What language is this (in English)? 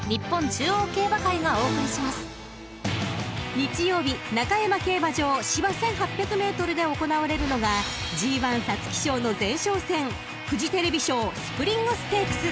Japanese